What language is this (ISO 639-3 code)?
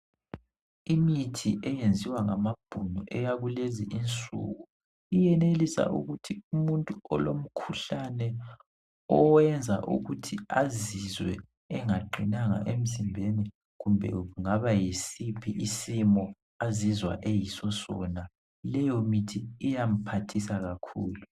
nde